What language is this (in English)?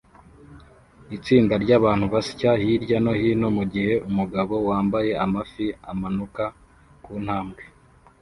Kinyarwanda